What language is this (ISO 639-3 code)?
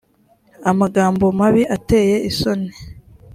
kin